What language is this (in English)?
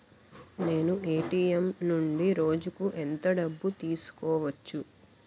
Telugu